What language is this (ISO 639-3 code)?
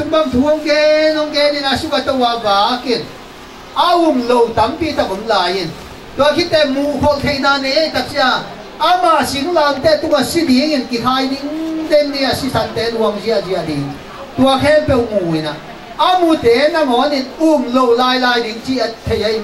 tha